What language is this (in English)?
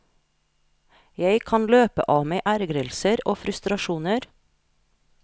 Norwegian